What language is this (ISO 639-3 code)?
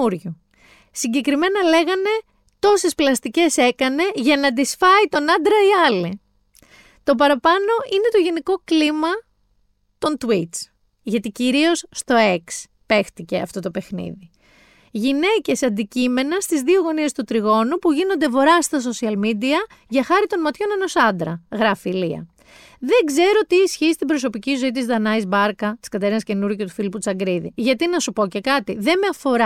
ell